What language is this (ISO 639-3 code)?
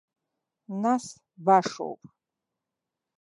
abk